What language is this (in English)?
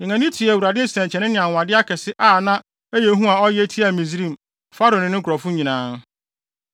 Akan